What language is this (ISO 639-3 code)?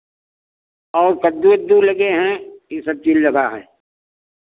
hin